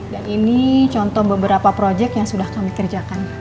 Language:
Indonesian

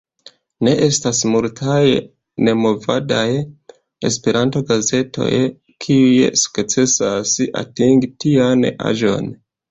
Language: Esperanto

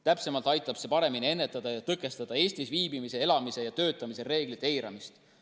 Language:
Estonian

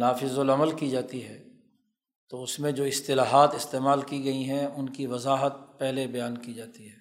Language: Urdu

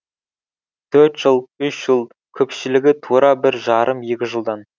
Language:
Kazakh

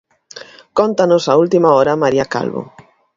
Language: Galician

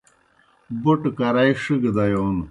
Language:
Kohistani Shina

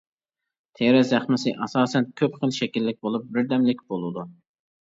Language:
Uyghur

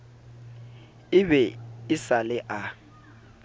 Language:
Southern Sotho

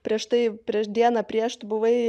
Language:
Lithuanian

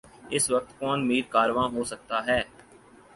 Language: Urdu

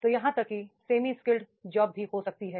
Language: Hindi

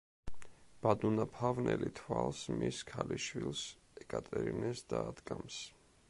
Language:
Georgian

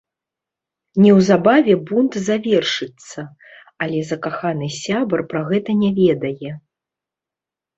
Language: Belarusian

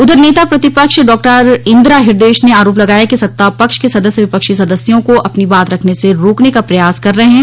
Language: Hindi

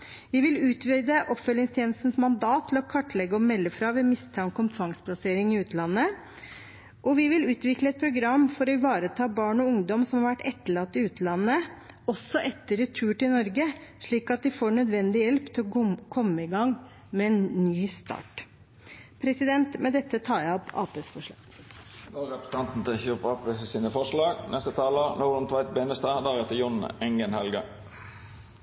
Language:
Norwegian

